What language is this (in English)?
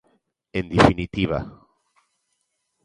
Galician